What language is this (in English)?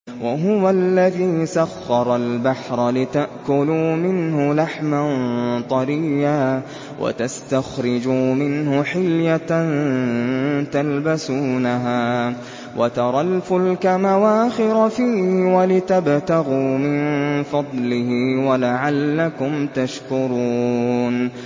Arabic